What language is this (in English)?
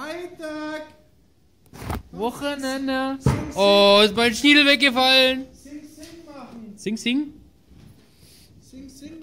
German